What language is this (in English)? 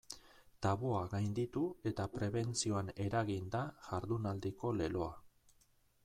Basque